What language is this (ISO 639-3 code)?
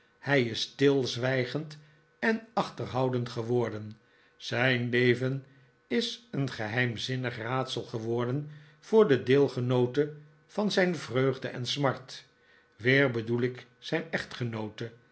nld